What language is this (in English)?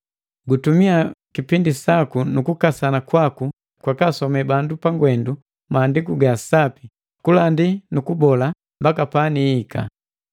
Matengo